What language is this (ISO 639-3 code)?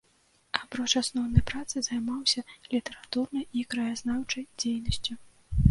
bel